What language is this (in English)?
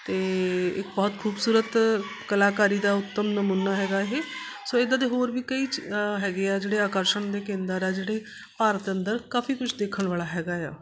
Punjabi